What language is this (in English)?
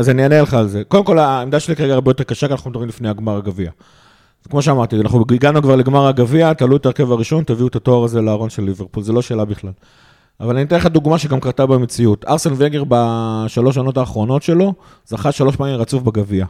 Hebrew